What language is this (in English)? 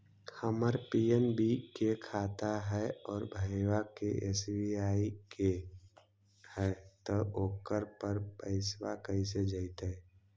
Magahi